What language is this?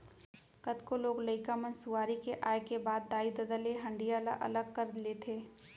Chhattisgarhi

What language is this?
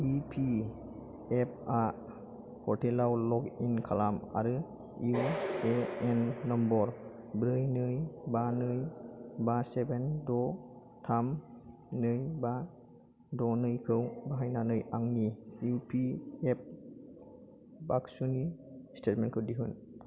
Bodo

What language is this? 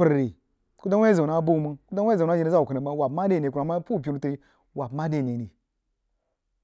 Jiba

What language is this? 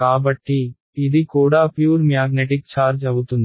Telugu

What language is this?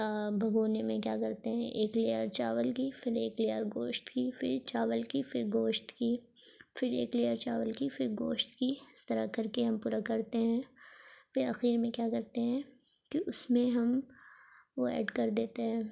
Urdu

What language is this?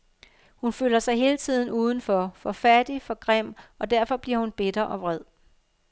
Danish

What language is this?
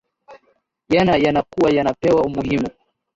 Swahili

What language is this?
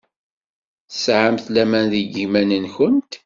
Kabyle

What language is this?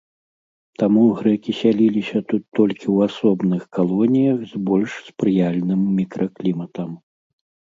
Belarusian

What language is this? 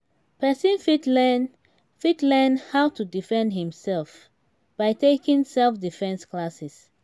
Nigerian Pidgin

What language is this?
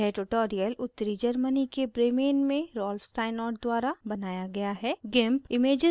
Hindi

